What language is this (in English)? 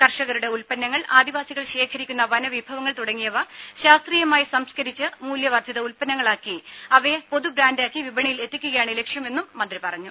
Malayalam